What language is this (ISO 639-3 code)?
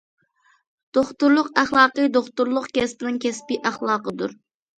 uig